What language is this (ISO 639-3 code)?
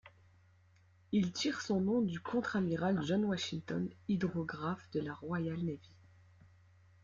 fra